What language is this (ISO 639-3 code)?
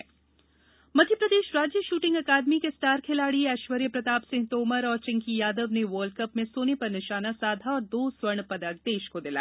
hin